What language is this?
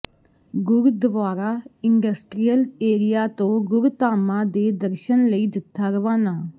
Punjabi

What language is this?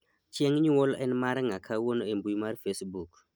Luo (Kenya and Tanzania)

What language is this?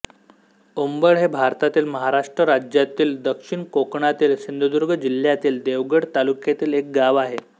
Marathi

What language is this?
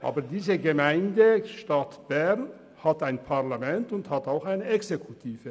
Swiss German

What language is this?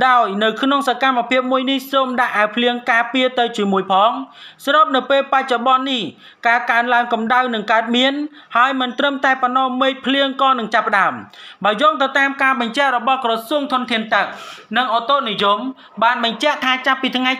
Thai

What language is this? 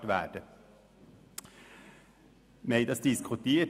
Swiss German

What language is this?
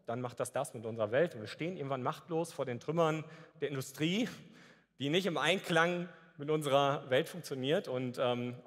German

